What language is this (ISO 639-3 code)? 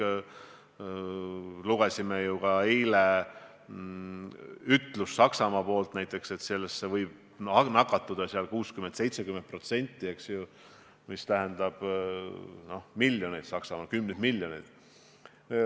est